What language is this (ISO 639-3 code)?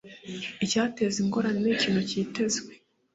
kin